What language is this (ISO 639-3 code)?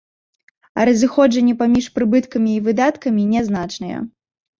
bel